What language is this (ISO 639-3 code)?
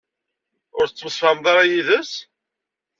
kab